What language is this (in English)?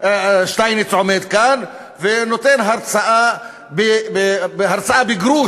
Hebrew